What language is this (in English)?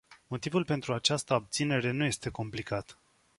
Romanian